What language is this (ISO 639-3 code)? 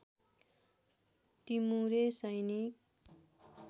nep